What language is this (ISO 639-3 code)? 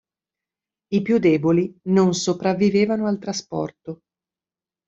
ita